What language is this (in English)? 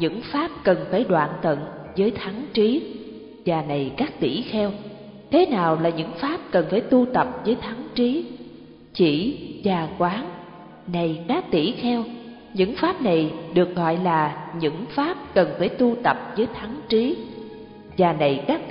Vietnamese